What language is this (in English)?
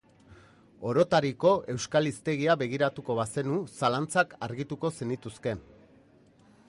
Basque